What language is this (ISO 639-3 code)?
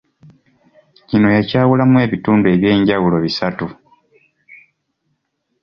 lug